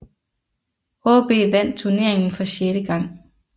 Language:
Danish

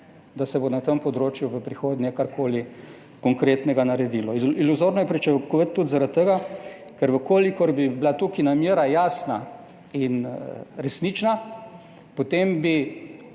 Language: Slovenian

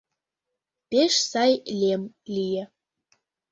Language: Mari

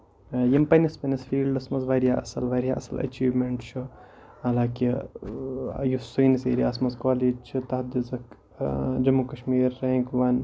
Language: Kashmiri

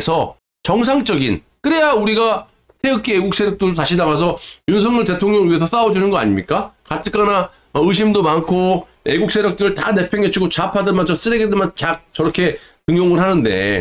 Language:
Korean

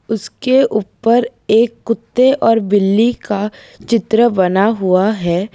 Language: Hindi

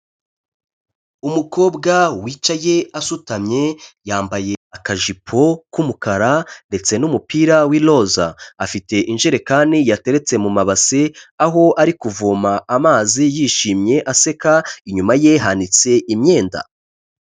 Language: Kinyarwanda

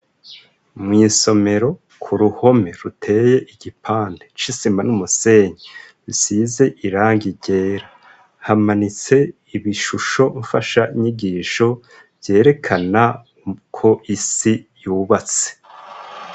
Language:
Rundi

